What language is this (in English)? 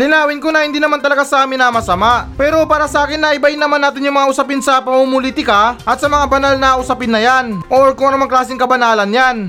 Filipino